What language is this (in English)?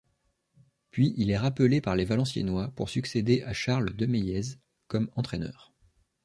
French